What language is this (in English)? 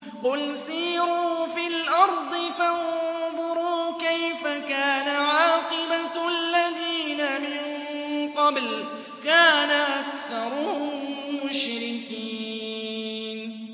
Arabic